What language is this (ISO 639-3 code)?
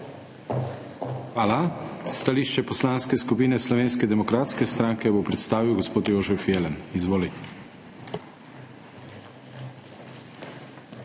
slv